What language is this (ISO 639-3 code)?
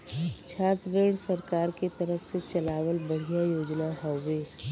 bho